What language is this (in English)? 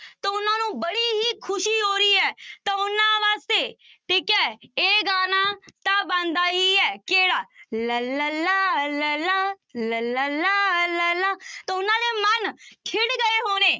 Punjabi